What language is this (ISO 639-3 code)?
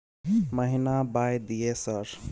mai